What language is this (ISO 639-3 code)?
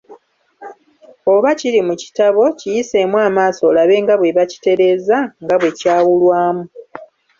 lug